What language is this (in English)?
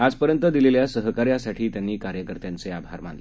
Marathi